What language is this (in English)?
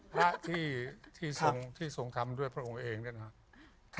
Thai